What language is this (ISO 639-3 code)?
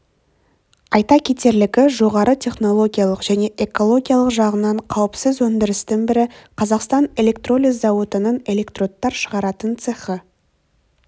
kaz